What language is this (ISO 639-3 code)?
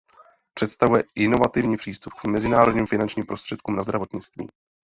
ces